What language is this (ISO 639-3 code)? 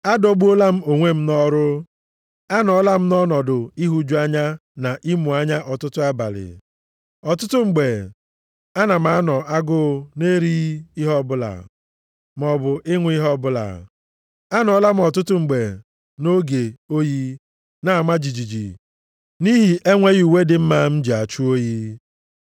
ibo